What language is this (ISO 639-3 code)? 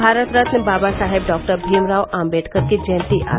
hin